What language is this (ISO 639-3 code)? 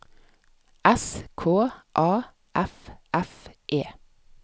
nor